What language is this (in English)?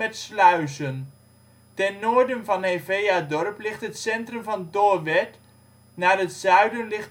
Dutch